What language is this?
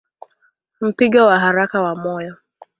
Swahili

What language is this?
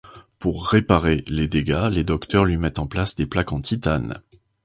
French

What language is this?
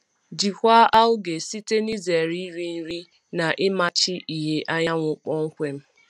Igbo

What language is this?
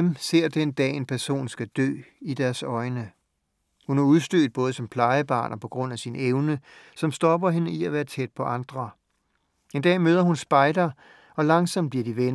Danish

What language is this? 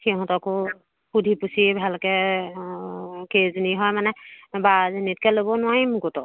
Assamese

